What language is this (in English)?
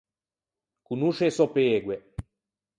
Ligurian